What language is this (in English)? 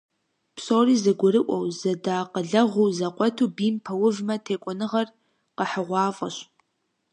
Kabardian